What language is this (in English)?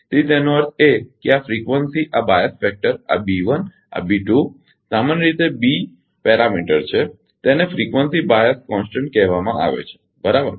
Gujarati